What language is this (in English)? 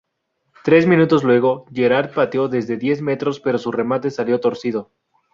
Spanish